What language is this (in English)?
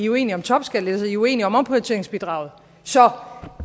Danish